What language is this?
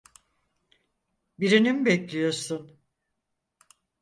Turkish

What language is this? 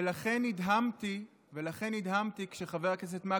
Hebrew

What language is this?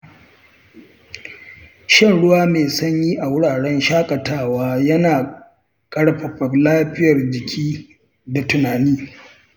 Hausa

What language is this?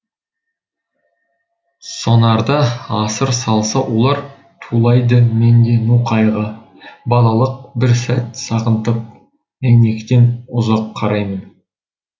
Kazakh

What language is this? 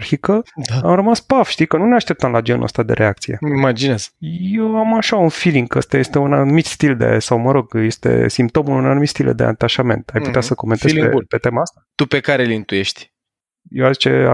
Romanian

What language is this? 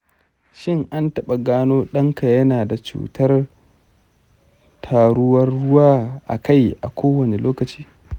Hausa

